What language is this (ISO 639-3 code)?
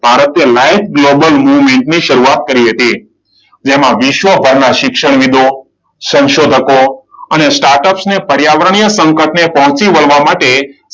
guj